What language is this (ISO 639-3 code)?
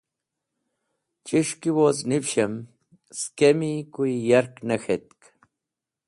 wbl